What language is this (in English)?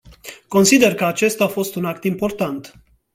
Romanian